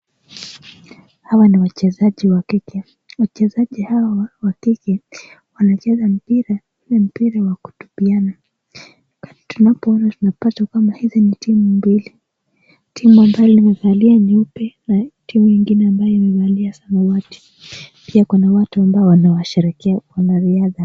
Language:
Swahili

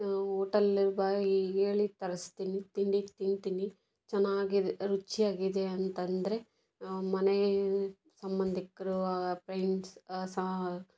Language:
Kannada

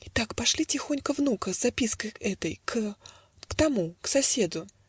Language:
Russian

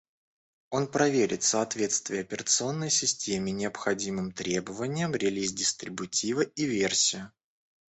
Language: Russian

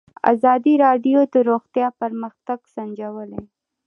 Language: Pashto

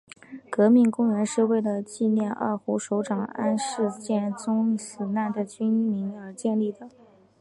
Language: Chinese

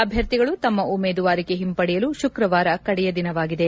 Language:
Kannada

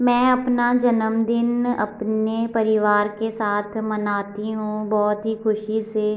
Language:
Hindi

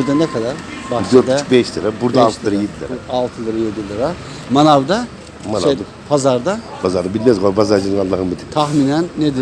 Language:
Turkish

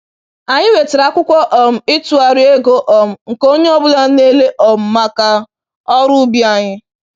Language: Igbo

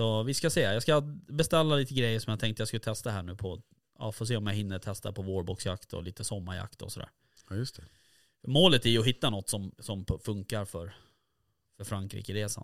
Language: Swedish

